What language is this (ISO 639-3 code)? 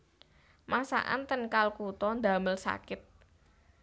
jav